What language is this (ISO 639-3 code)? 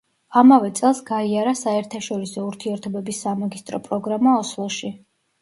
kat